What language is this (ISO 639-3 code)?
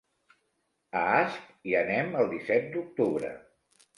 cat